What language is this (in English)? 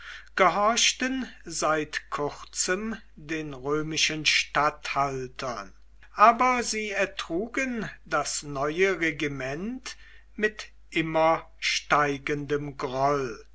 German